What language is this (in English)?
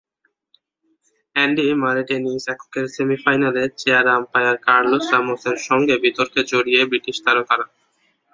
Bangla